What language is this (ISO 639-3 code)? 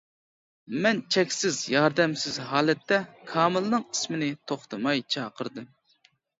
uig